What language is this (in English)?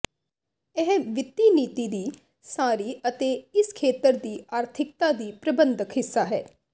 Punjabi